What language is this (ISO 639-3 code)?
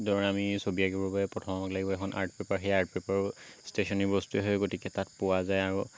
asm